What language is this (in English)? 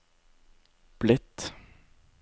Norwegian